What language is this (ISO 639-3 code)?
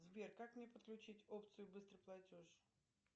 rus